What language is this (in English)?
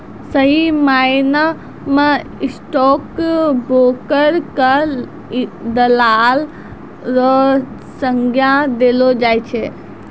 Maithili